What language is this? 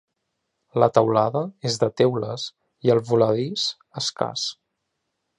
Catalan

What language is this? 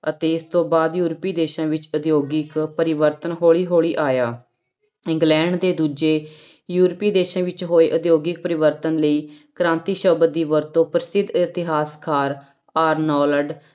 Punjabi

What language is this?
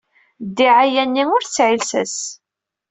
Kabyle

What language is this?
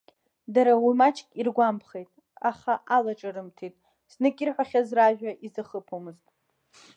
Abkhazian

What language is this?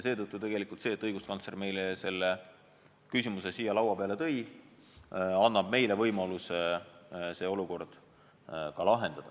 Estonian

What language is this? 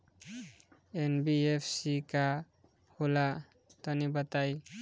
Bhojpuri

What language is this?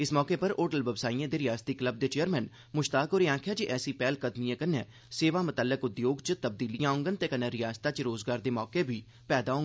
Dogri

